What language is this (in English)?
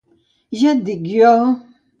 Catalan